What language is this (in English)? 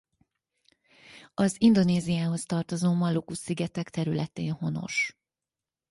Hungarian